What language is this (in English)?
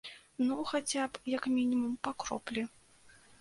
Belarusian